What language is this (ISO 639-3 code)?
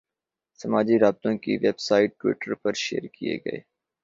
urd